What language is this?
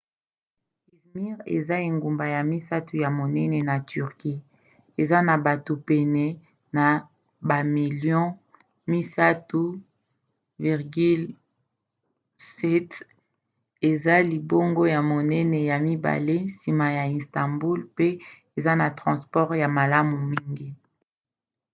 Lingala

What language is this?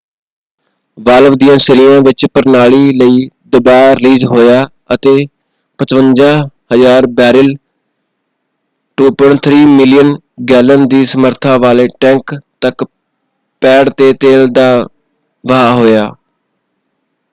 Punjabi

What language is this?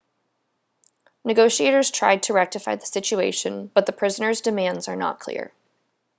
English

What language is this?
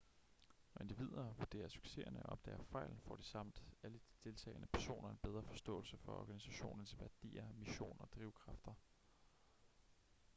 Danish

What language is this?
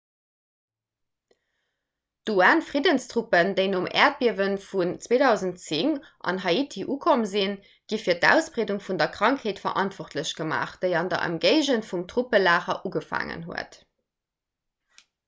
Luxembourgish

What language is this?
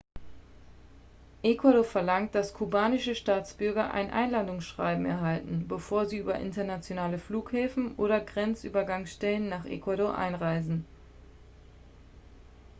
German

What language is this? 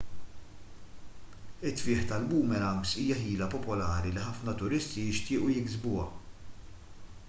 Maltese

